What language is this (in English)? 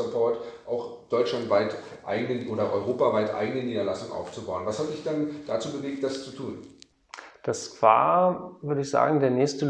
German